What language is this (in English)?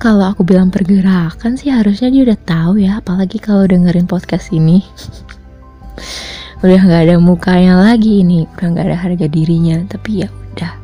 Indonesian